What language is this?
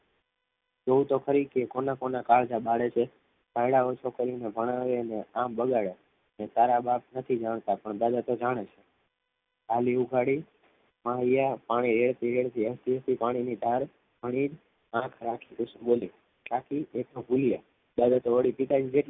Gujarati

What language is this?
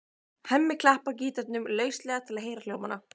Icelandic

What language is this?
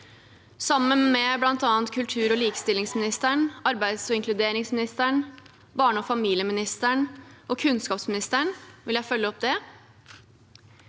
Norwegian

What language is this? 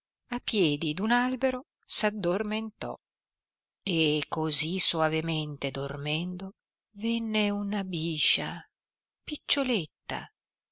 Italian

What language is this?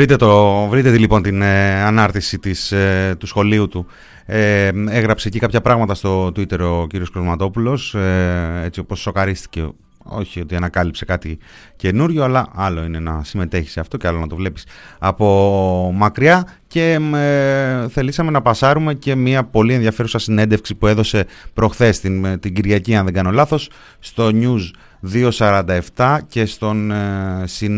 Greek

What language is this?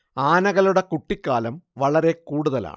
Malayalam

